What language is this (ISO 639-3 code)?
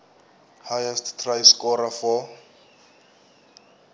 nbl